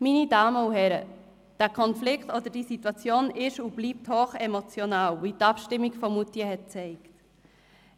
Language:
Swiss German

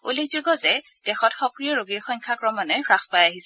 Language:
Assamese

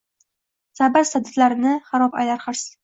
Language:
Uzbek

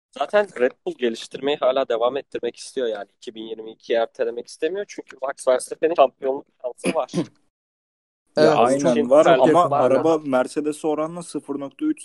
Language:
Turkish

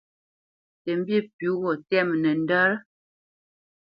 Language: Bamenyam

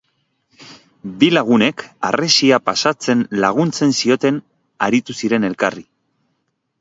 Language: Basque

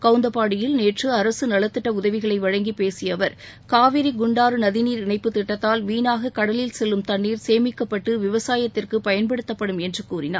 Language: Tamil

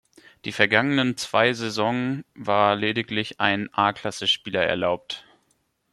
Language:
German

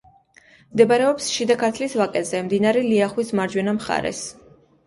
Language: Georgian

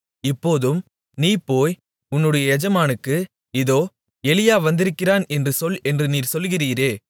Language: Tamil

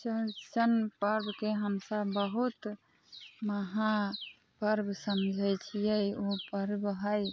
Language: Maithili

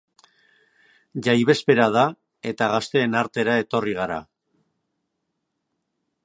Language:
Basque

